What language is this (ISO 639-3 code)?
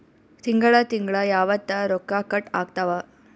kan